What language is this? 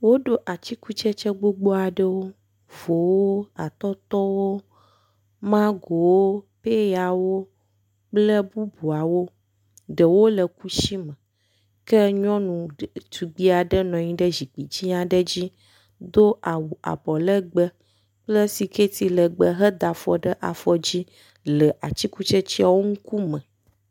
Ewe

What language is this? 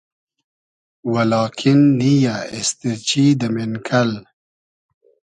Hazaragi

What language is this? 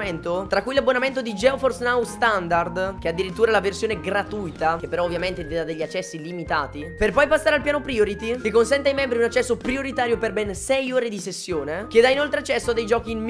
Italian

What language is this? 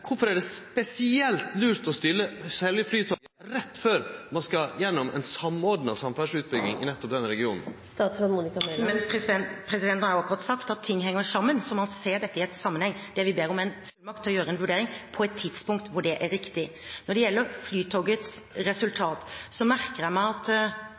Norwegian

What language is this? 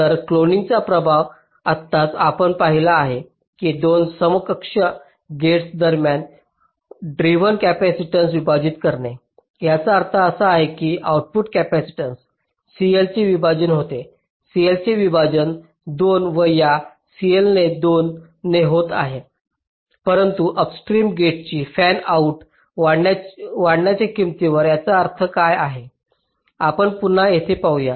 Marathi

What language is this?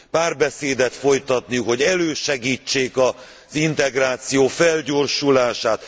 Hungarian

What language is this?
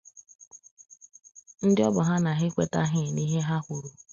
Igbo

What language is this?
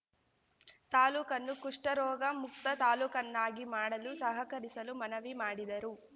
Kannada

